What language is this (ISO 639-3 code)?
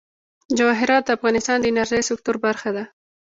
pus